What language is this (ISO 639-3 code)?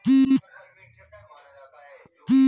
bho